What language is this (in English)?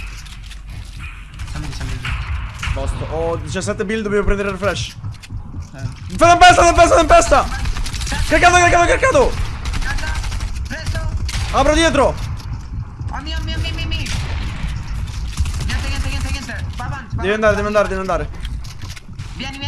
Italian